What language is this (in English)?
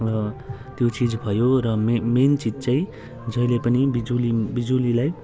Nepali